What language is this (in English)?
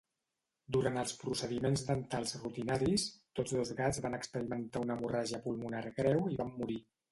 Catalan